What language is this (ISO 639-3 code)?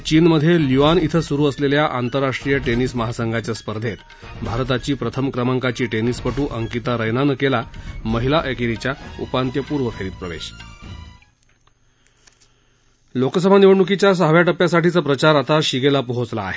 mar